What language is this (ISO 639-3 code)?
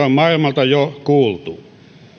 fin